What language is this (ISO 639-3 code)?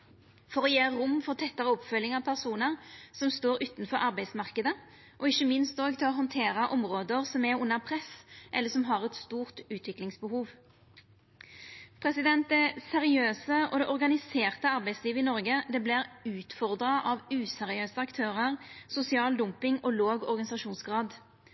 nno